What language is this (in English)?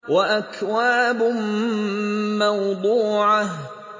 Arabic